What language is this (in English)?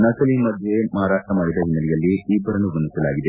Kannada